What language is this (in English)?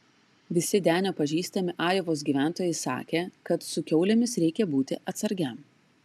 Lithuanian